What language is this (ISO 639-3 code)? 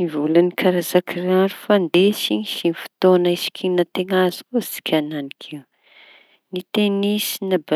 txy